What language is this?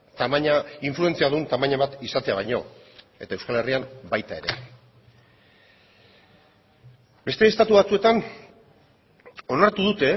Basque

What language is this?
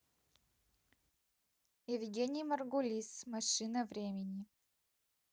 Russian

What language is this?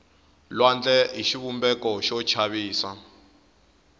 Tsonga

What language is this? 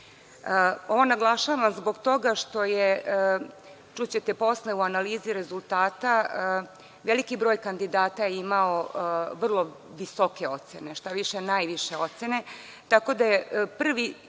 Serbian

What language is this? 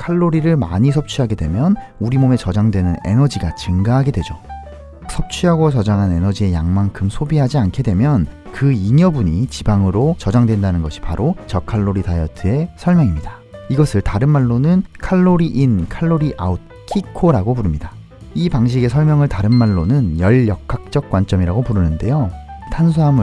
Korean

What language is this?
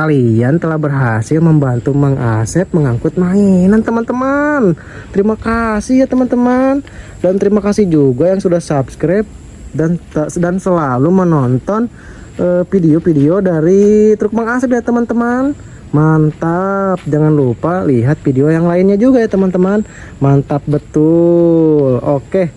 Indonesian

